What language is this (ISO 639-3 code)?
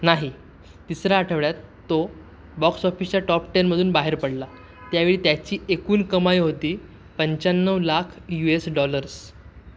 mar